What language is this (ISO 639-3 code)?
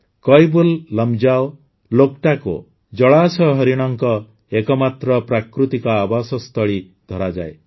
ori